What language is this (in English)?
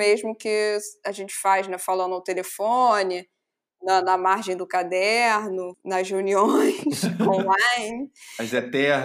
Portuguese